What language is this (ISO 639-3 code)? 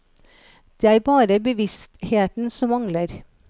nor